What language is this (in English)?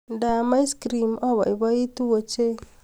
Kalenjin